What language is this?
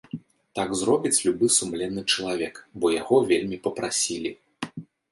Belarusian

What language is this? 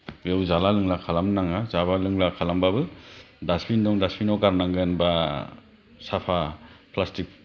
Bodo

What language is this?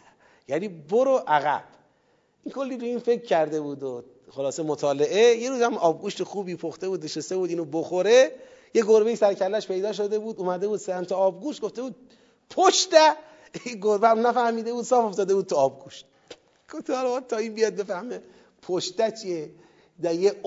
Persian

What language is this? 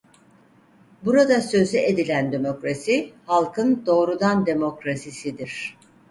Turkish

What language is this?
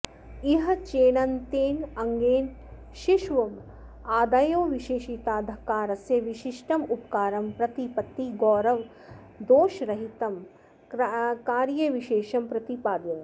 Sanskrit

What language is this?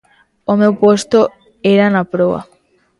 Galician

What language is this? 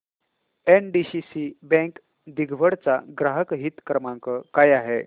Marathi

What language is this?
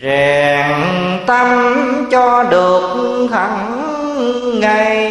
Vietnamese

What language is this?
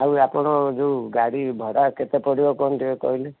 Odia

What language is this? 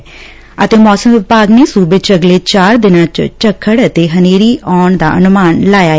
Punjabi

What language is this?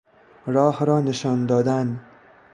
Persian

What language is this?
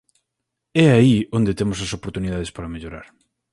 Galician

